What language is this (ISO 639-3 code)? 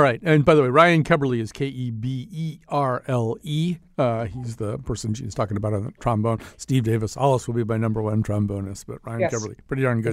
eng